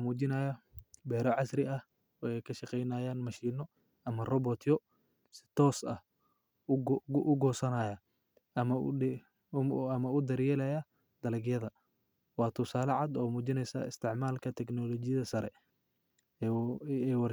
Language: Somali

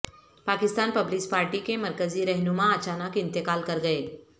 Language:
Urdu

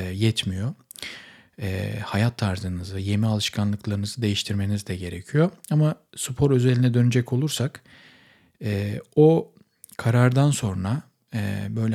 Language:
Turkish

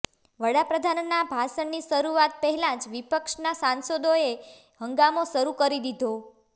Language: Gujarati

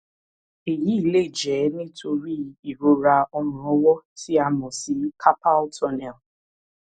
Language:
Yoruba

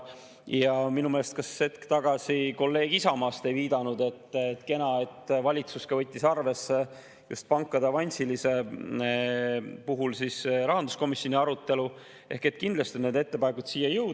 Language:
Estonian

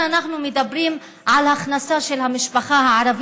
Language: Hebrew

